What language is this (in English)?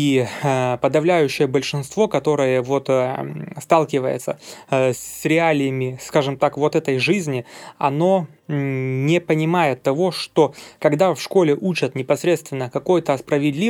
Russian